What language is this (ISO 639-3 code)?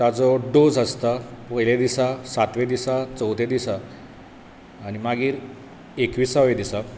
kok